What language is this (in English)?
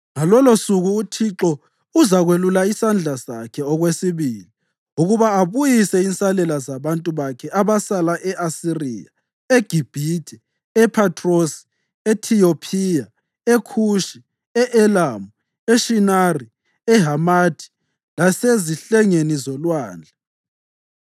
North Ndebele